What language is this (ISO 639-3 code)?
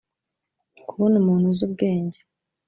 kin